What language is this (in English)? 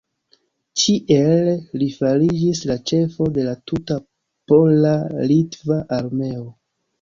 Esperanto